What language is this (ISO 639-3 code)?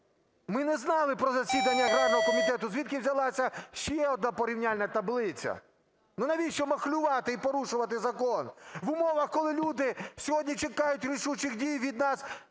ukr